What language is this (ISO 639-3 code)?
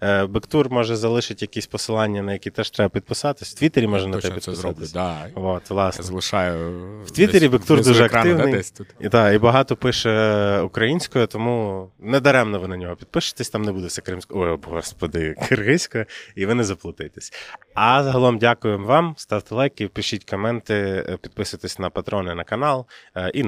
ukr